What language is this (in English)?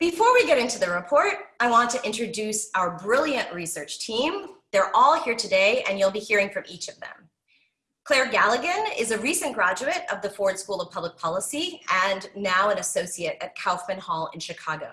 English